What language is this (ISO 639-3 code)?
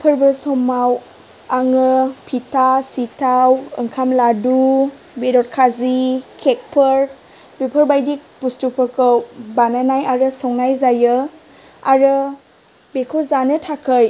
brx